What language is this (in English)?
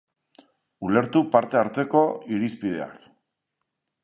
Basque